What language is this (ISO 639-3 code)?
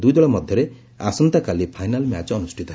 ori